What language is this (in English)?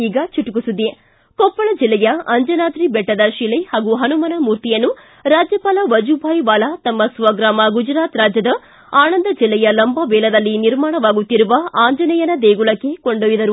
Kannada